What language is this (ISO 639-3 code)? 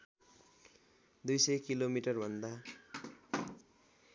nep